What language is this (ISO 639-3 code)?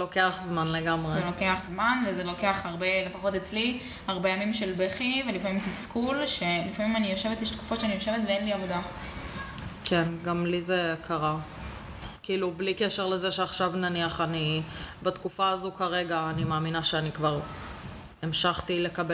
heb